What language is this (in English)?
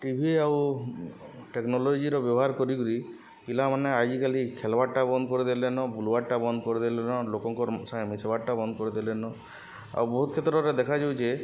Odia